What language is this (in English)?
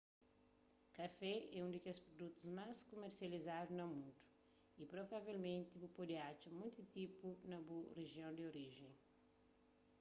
Kabuverdianu